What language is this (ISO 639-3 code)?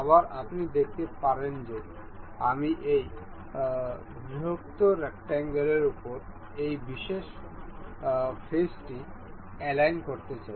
ben